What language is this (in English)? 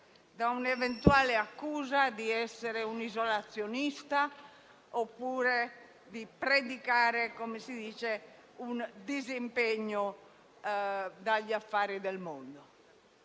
Italian